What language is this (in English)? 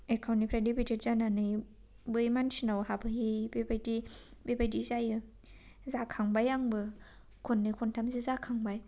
Bodo